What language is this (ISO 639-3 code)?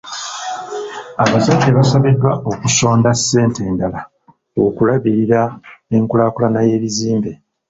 lug